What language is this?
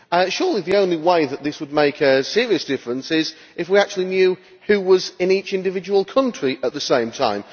English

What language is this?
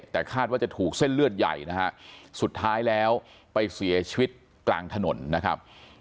Thai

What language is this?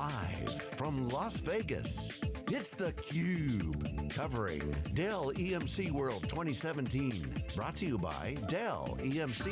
English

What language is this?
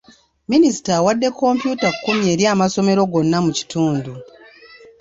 Ganda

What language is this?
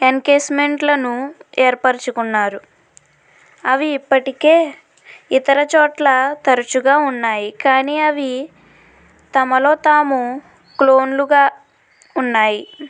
Telugu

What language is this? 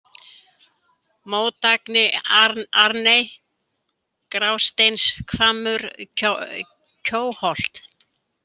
Icelandic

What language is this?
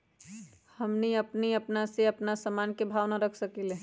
Magahi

